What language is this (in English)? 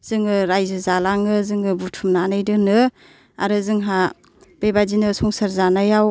Bodo